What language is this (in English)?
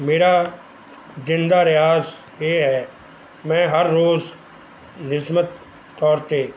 Punjabi